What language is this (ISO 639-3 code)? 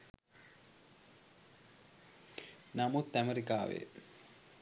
sin